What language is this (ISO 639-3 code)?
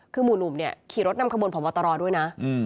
tha